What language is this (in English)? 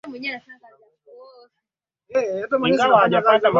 Swahili